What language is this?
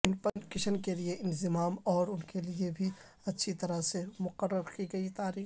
Urdu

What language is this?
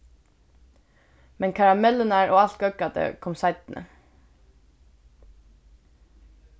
Faroese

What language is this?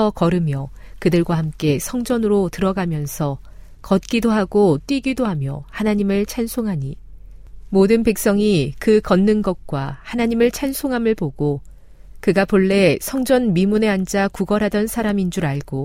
Korean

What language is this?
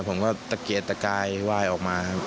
Thai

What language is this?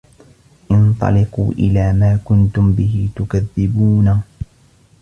Arabic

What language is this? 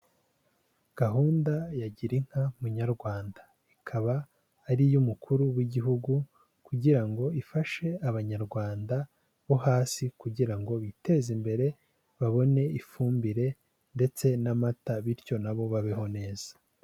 Kinyarwanda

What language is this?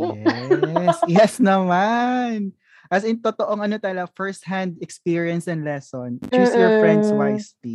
Filipino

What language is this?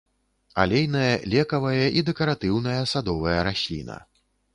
Belarusian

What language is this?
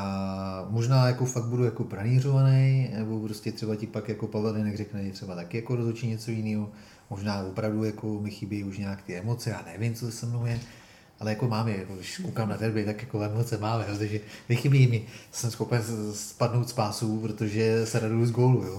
Czech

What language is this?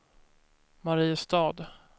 Swedish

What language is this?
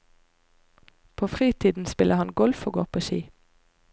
Norwegian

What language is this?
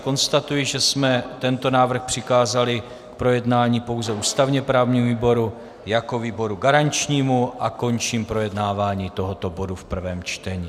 Czech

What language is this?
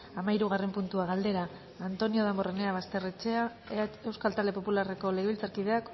Basque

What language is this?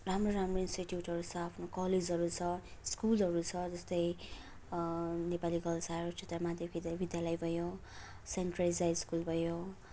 Nepali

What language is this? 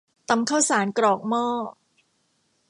Thai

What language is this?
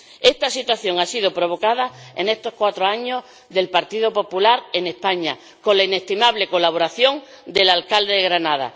Spanish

